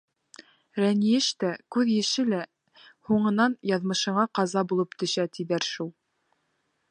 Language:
Bashkir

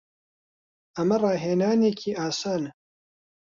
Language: Central Kurdish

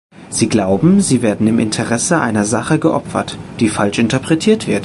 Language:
German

